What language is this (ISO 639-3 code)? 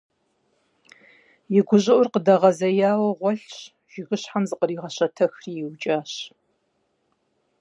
kbd